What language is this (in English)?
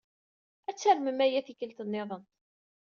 Kabyle